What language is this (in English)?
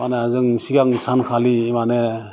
Bodo